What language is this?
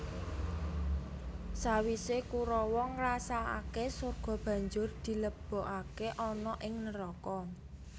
Javanese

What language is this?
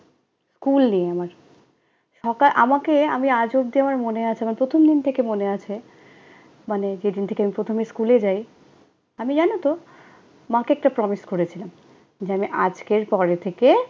Bangla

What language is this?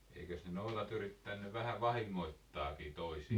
Finnish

